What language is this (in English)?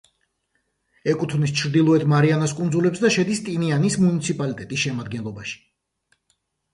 Georgian